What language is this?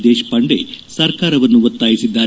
Kannada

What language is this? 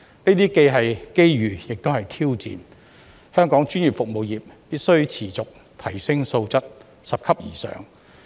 Cantonese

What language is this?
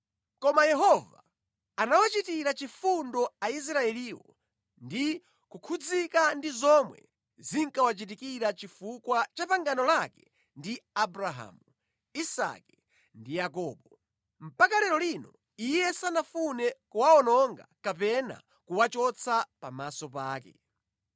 Nyanja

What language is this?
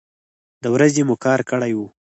Pashto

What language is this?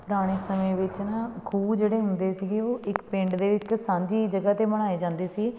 Punjabi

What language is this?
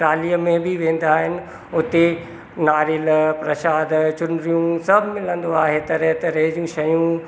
Sindhi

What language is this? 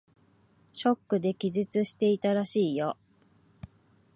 Japanese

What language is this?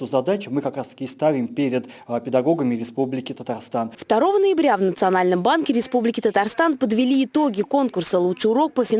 Russian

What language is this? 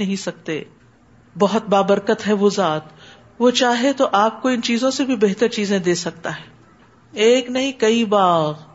Urdu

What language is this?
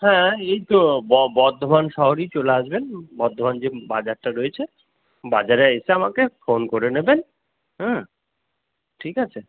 Bangla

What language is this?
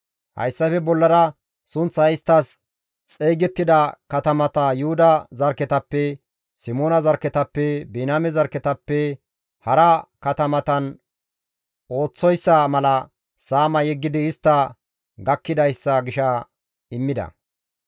Gamo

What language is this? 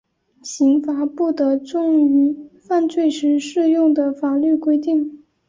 Chinese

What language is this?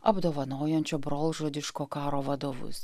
Lithuanian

